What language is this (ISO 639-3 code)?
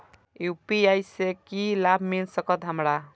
mai